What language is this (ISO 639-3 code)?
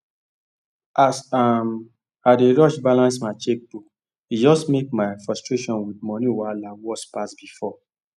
pcm